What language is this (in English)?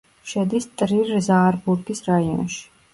Georgian